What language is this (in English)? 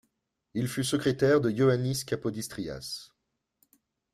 French